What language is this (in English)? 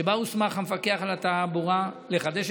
Hebrew